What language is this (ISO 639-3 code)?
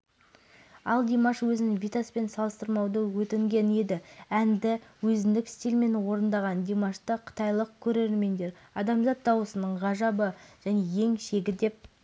kaz